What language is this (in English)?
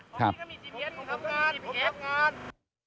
Thai